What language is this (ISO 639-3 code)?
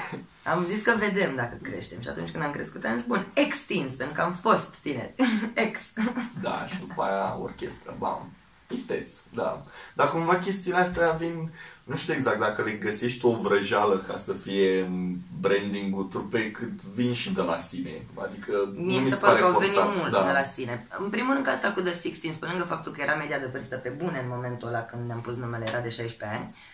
ron